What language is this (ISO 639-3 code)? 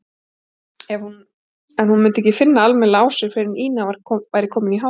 isl